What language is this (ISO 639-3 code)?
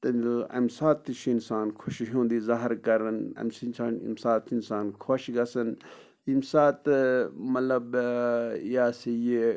kas